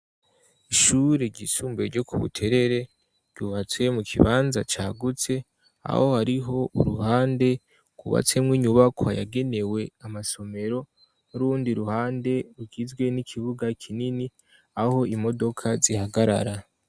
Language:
Rundi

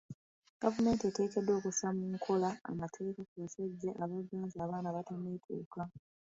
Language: Ganda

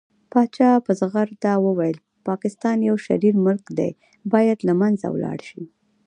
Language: Pashto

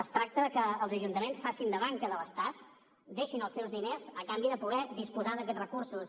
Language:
Catalan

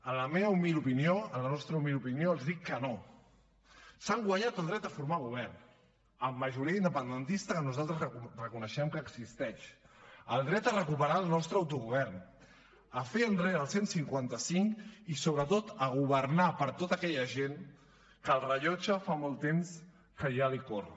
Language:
Catalan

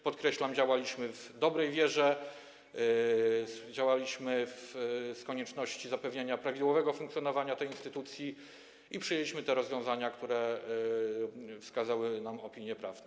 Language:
Polish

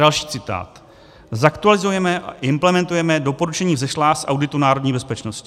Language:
Czech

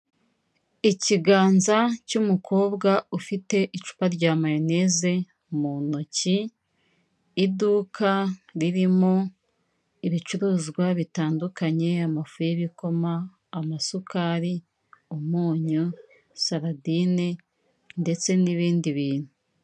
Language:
Kinyarwanda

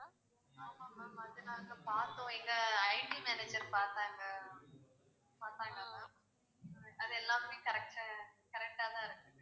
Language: Tamil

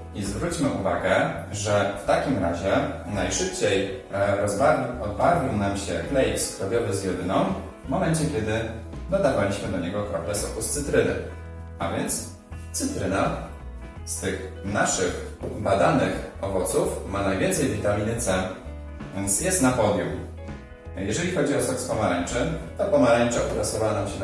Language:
Polish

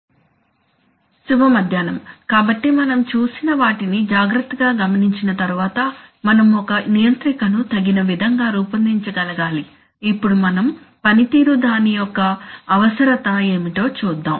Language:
Telugu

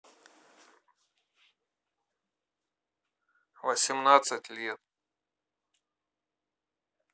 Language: Russian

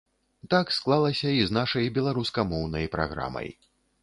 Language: Belarusian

